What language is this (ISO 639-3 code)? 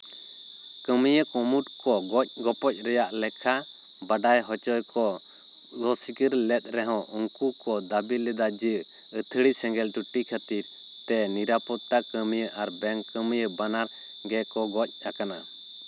sat